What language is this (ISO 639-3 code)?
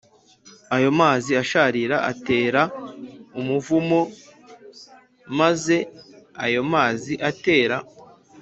kin